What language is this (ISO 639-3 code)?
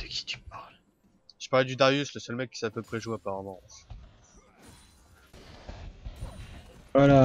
fra